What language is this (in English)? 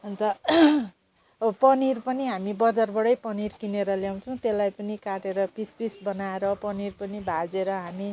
Nepali